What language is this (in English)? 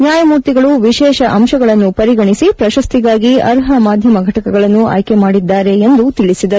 Kannada